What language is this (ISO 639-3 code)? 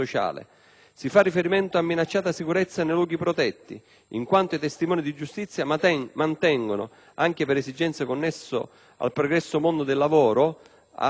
ita